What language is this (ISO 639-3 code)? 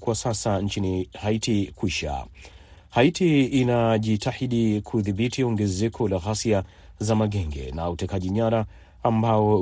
swa